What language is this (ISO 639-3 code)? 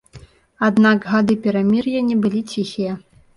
bel